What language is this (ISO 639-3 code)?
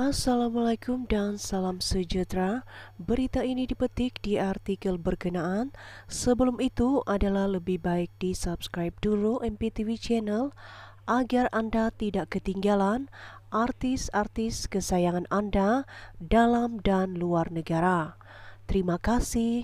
ind